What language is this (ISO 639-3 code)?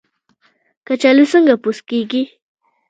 pus